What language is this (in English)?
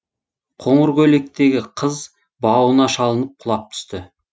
Kazakh